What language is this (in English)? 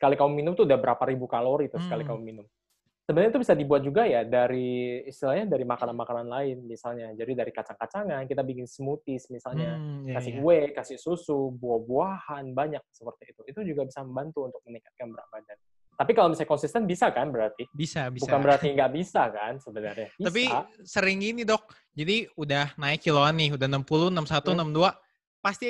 Indonesian